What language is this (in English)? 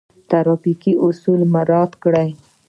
Pashto